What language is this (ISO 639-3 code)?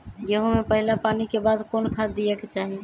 mag